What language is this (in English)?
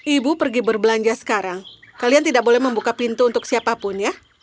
Indonesian